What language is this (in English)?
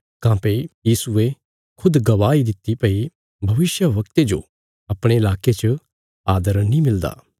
Bilaspuri